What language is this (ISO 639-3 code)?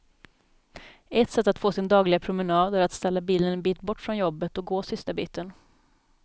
swe